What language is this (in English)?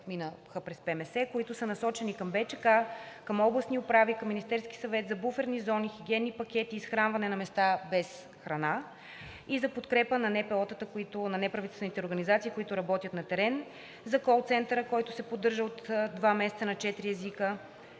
Bulgarian